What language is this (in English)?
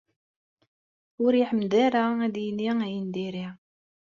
Kabyle